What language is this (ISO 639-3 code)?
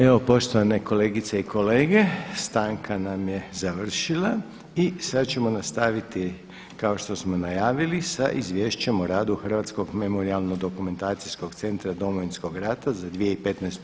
hrv